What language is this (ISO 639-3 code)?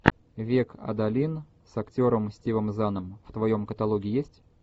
rus